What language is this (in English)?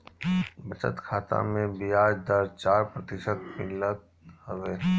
Bhojpuri